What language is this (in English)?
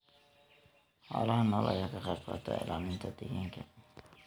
Somali